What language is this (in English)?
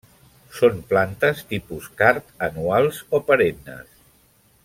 Catalan